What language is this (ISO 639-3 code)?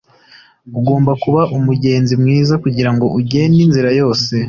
kin